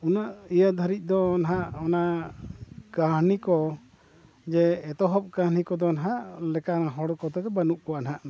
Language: Santali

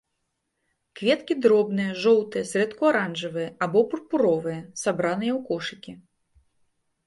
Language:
Belarusian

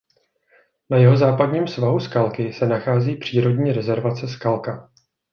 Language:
Czech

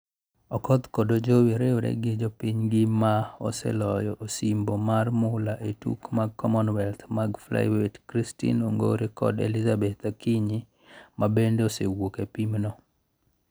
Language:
Luo (Kenya and Tanzania)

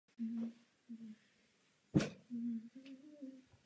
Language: Czech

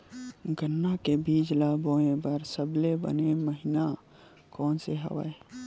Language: Chhattisgarhi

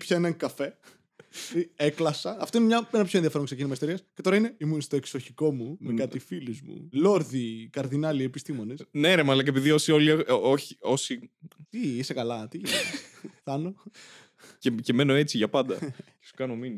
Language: Greek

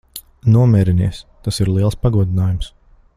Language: Latvian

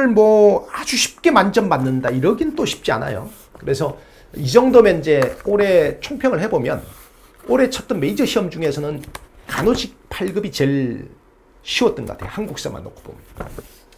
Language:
Korean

